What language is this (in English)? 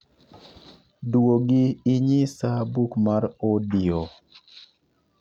Luo (Kenya and Tanzania)